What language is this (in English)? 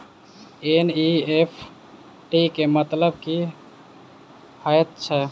Maithili